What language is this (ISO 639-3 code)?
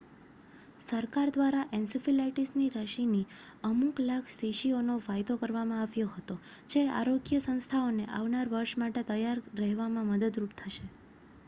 guj